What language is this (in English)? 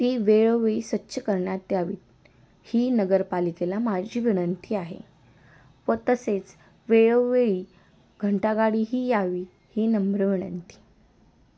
Marathi